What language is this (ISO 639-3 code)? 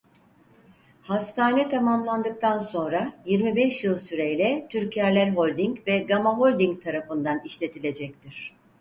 tur